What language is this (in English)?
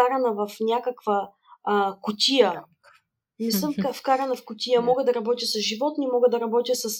Bulgarian